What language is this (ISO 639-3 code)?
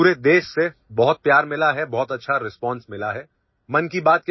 ori